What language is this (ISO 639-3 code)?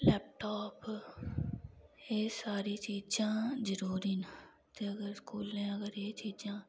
doi